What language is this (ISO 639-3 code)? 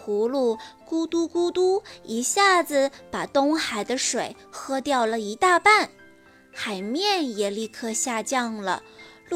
zho